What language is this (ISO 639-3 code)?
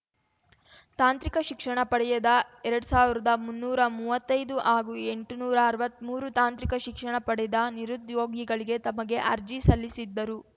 kan